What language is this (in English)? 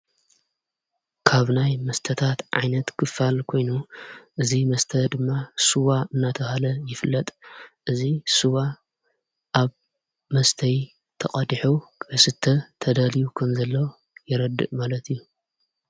Tigrinya